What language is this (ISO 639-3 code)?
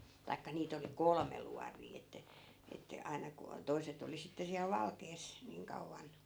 fin